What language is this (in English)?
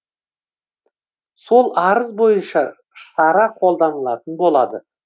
Kazakh